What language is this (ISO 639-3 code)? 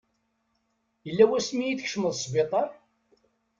kab